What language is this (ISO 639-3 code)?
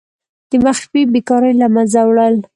pus